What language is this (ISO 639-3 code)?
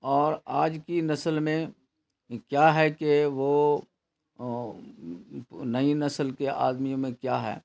urd